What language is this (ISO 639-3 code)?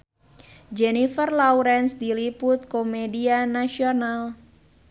sun